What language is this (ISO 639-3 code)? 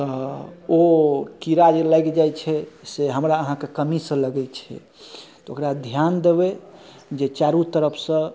mai